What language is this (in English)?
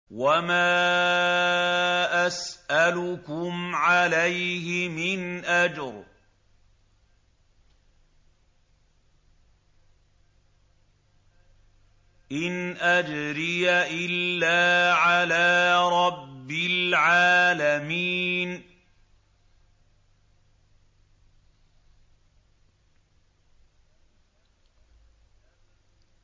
Arabic